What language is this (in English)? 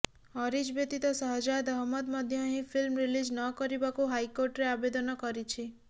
Odia